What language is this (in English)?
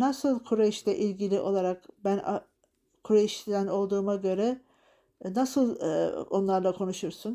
Turkish